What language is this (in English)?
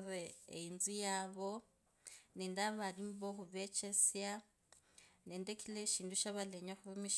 Kabras